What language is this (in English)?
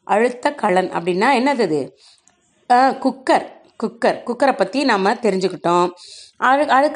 Tamil